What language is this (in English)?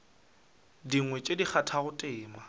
Northern Sotho